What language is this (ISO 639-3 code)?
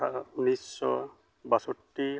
sat